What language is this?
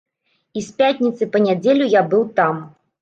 Belarusian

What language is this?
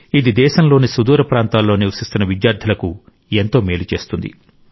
Telugu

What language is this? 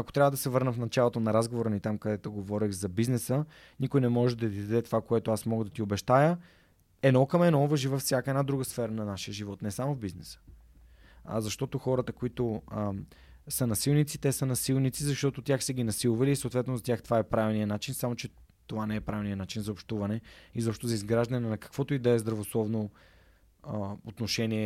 Bulgarian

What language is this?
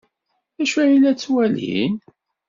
Kabyle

